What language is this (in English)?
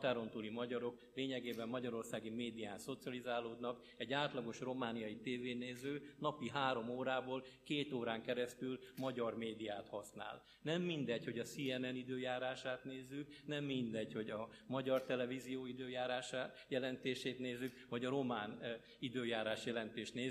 Hungarian